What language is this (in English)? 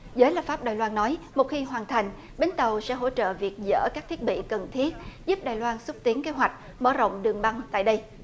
Vietnamese